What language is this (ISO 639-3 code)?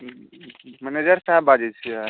mai